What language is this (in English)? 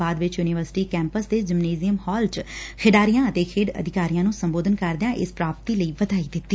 Punjabi